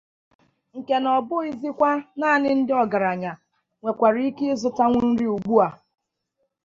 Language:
Igbo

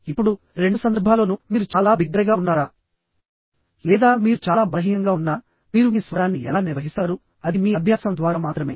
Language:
Telugu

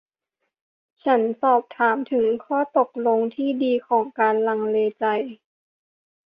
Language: Thai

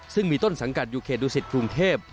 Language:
Thai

